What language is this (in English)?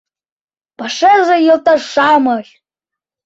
Mari